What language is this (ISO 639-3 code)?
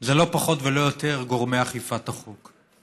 heb